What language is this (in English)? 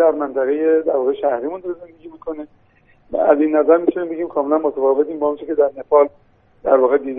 Persian